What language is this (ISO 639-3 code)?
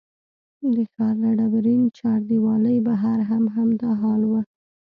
pus